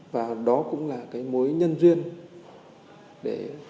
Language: Vietnamese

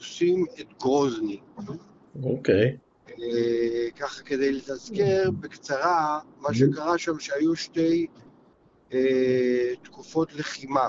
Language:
Hebrew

